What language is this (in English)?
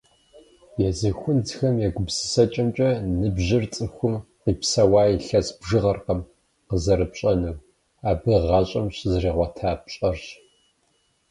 Kabardian